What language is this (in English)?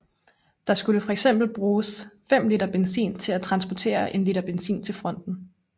Danish